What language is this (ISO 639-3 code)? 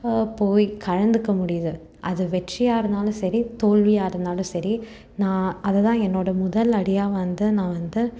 tam